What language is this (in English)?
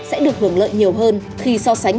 Vietnamese